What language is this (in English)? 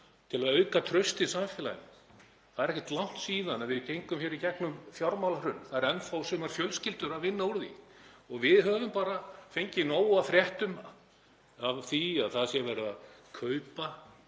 Icelandic